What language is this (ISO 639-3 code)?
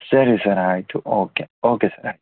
kan